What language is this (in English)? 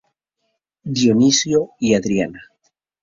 Spanish